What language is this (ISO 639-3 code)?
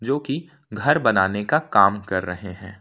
hin